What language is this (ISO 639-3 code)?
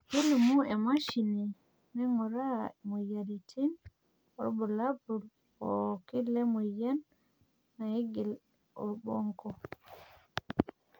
mas